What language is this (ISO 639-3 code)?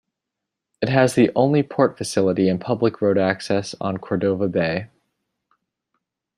eng